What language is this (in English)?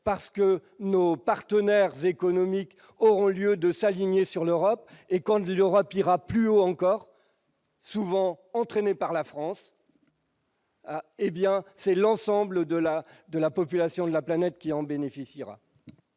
French